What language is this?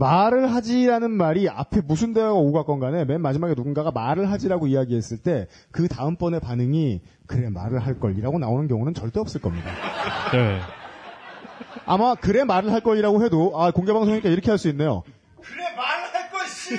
Korean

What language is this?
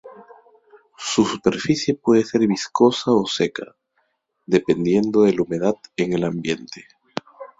Spanish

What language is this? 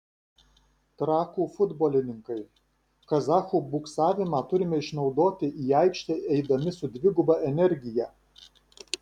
Lithuanian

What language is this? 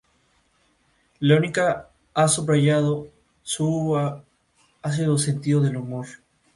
Spanish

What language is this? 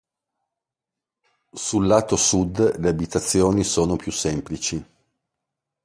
Italian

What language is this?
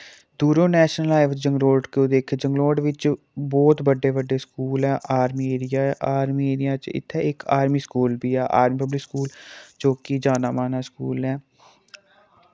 Dogri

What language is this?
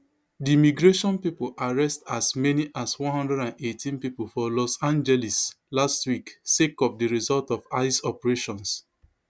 Nigerian Pidgin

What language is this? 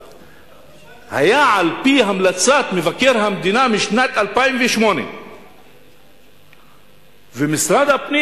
Hebrew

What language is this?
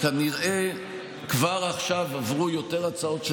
Hebrew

